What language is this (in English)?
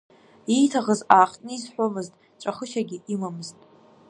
Abkhazian